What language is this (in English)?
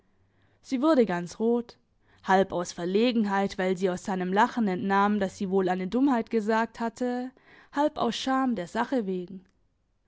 German